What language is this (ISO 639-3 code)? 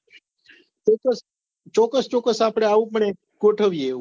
guj